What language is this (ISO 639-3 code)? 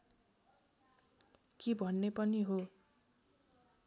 nep